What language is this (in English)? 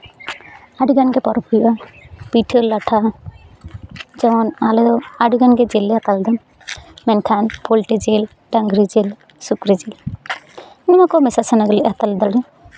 Santali